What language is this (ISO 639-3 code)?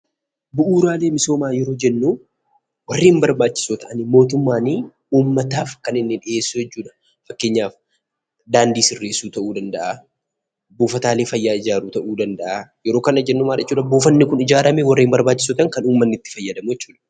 orm